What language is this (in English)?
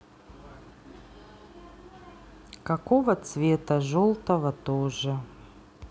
Russian